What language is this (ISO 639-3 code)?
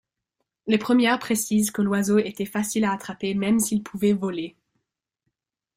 fra